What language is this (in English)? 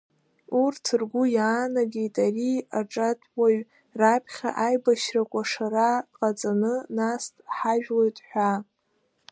Abkhazian